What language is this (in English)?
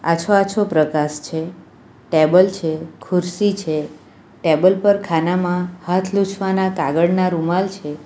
Gujarati